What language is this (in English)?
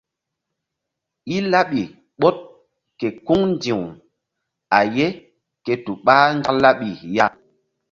Mbum